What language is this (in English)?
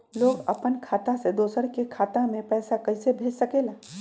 Magahi